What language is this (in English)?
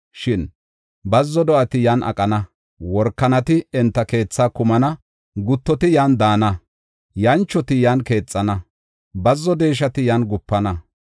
Gofa